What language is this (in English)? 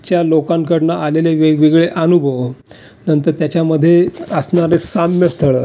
Marathi